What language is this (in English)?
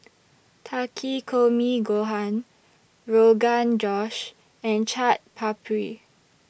English